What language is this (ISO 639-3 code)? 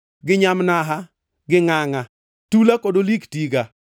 luo